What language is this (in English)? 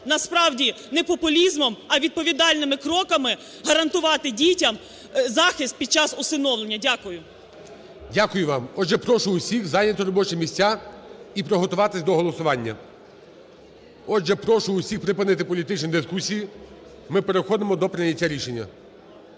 Ukrainian